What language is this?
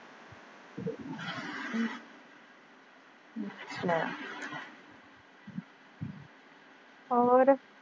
Punjabi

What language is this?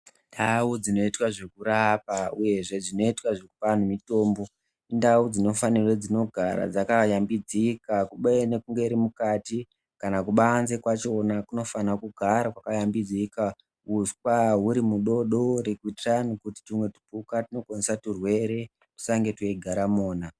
Ndau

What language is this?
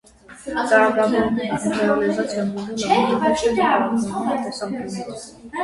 Armenian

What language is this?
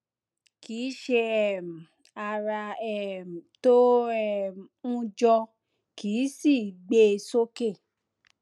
Yoruba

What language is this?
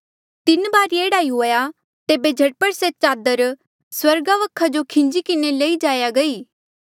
Mandeali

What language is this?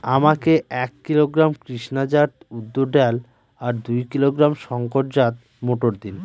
Bangla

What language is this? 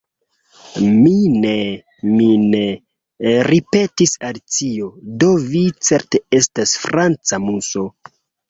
Esperanto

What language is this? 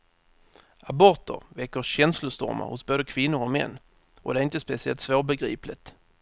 Swedish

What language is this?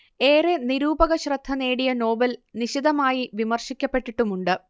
Malayalam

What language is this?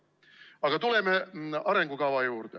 Estonian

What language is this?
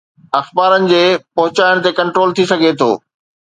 Sindhi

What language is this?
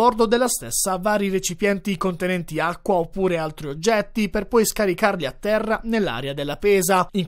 Italian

